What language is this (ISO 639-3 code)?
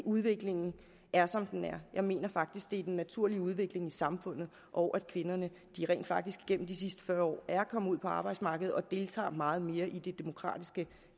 dan